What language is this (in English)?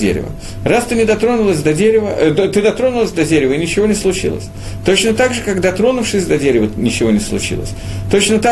Russian